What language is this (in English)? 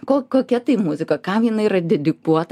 Lithuanian